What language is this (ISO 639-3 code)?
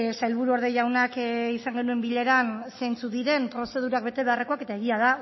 eus